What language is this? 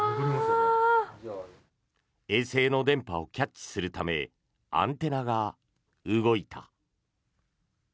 Japanese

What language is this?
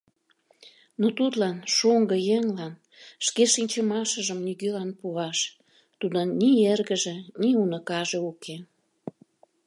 Mari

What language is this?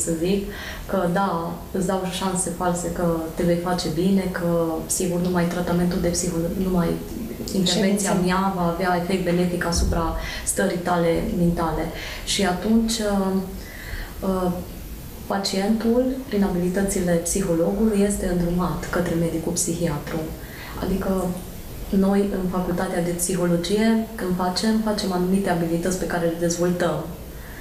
Romanian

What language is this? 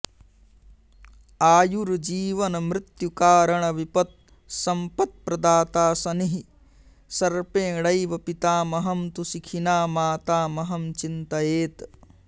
Sanskrit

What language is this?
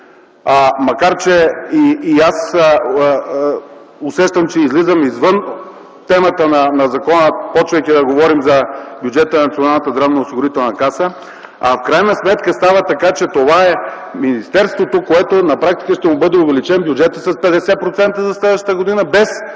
Bulgarian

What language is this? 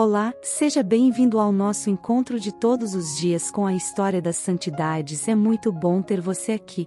Portuguese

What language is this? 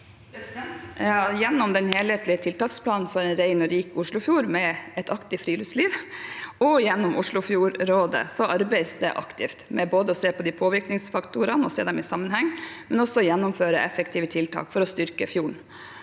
Norwegian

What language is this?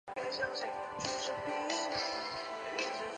Chinese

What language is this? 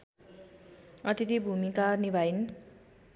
Nepali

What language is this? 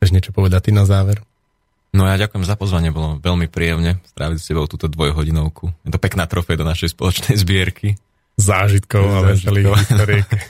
Slovak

